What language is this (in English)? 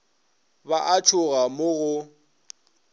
Northern Sotho